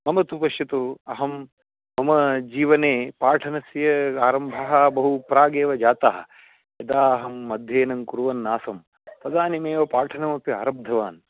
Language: Sanskrit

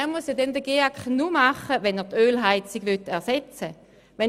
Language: Swiss German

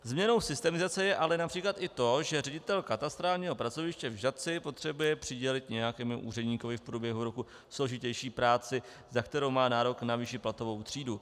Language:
Czech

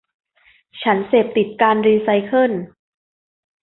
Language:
Thai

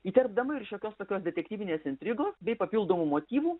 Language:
Lithuanian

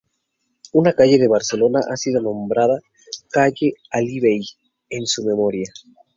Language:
Spanish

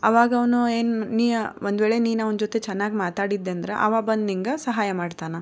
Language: Kannada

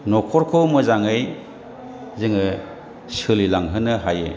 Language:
Bodo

